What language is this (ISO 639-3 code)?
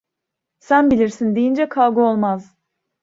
tur